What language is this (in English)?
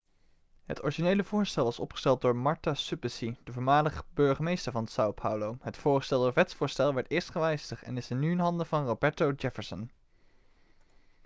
Dutch